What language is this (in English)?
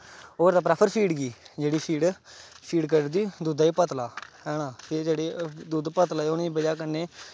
Dogri